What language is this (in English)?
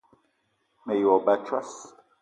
Eton (Cameroon)